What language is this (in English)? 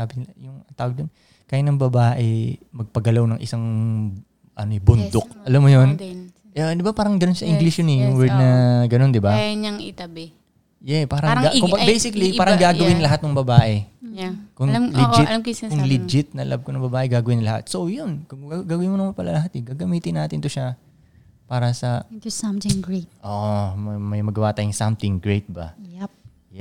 Filipino